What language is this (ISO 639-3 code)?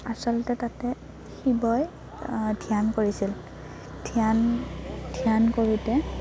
asm